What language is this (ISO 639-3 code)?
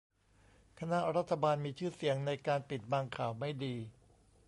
tha